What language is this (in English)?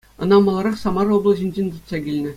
Chuvash